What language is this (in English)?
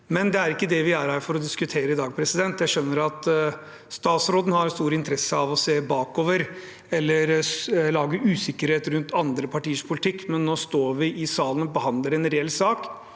Norwegian